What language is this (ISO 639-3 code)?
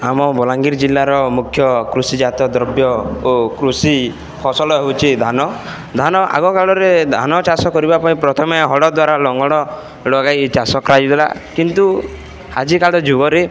ori